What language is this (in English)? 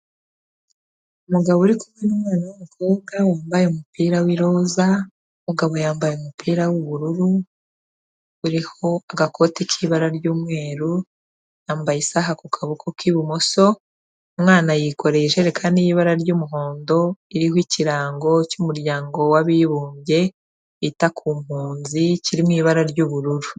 Kinyarwanda